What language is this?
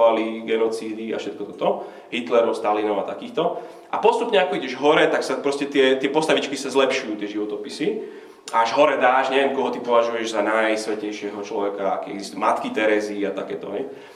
Slovak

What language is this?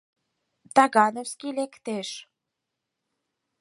Mari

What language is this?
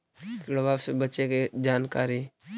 Magahi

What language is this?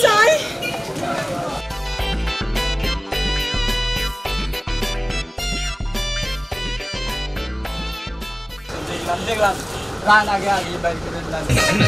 Hindi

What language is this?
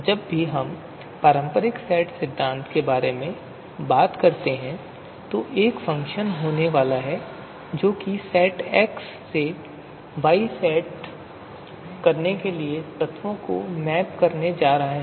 Hindi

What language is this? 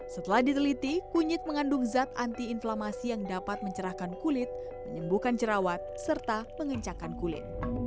Indonesian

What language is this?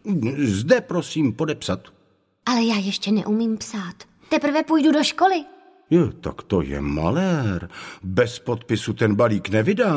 Czech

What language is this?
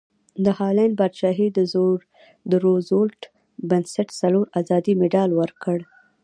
Pashto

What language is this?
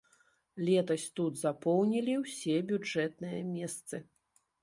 Belarusian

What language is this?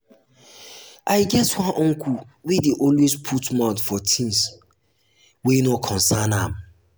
Nigerian Pidgin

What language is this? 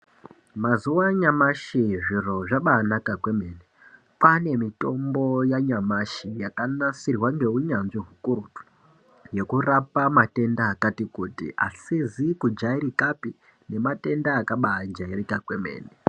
Ndau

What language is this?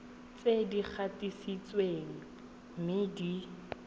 Tswana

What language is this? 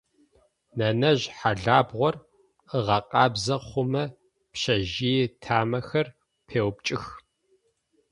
Adyghe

